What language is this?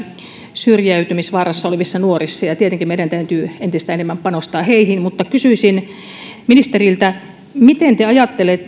Finnish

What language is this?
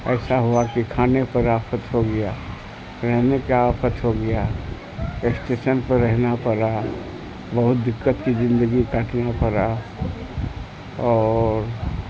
Urdu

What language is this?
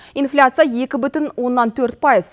Kazakh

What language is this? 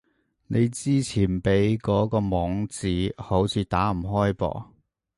Cantonese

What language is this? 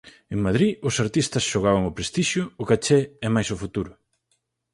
Galician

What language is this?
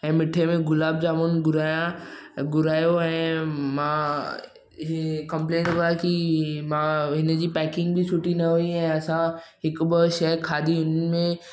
Sindhi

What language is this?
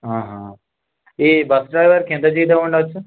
Telugu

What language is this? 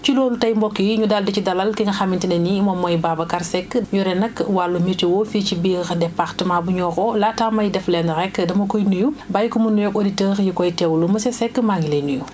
Wolof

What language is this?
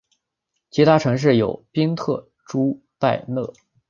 Chinese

